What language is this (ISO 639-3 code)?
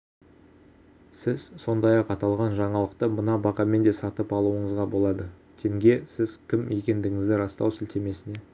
kaz